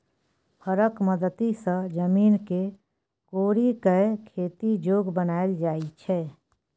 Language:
Maithili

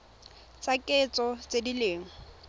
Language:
Tswana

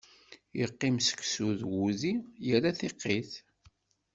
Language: Kabyle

